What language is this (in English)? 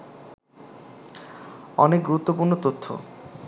Bangla